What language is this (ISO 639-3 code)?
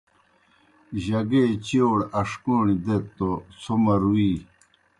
plk